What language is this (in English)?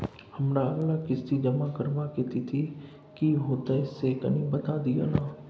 Maithili